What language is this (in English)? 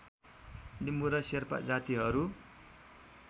Nepali